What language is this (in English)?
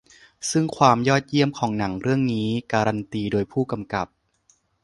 Thai